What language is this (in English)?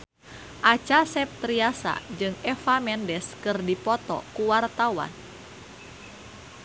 Sundanese